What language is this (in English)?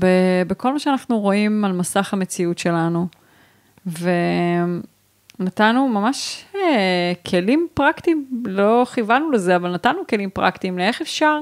Hebrew